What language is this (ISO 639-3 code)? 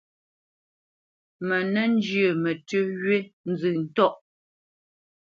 bce